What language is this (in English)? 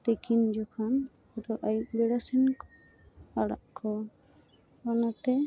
Santali